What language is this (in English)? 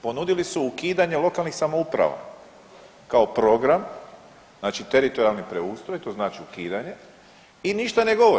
Croatian